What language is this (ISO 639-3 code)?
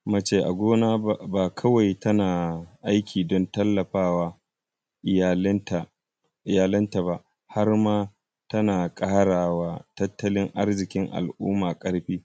hau